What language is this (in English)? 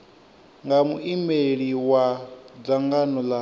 Venda